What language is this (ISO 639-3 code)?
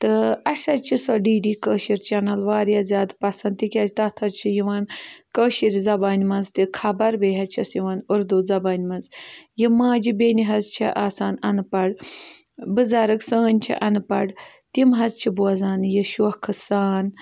kas